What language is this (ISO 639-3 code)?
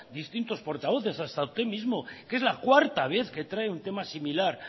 spa